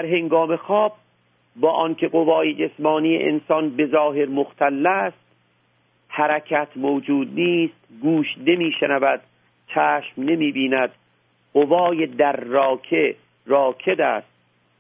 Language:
Persian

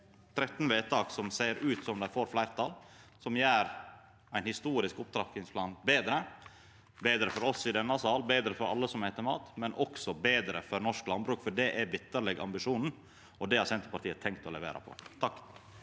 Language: Norwegian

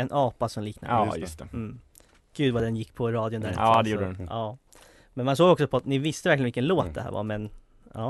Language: Swedish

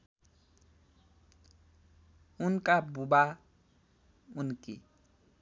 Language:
Nepali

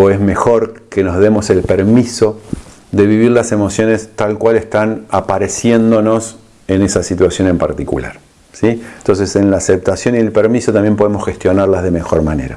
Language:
Spanish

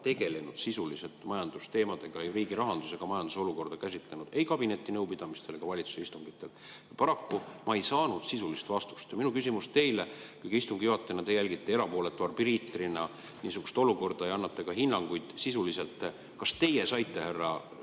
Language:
Estonian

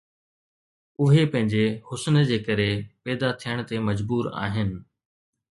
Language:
Sindhi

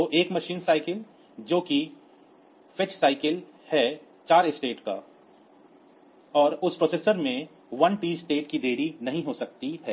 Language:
Hindi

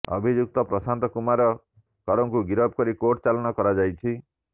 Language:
Odia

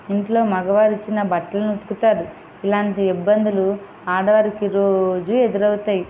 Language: Telugu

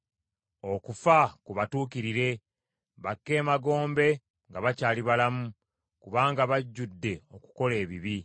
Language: Ganda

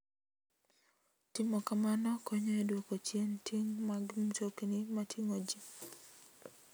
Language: Luo (Kenya and Tanzania)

